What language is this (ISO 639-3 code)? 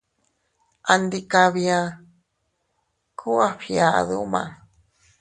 cut